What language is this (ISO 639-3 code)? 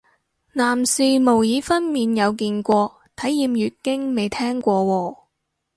yue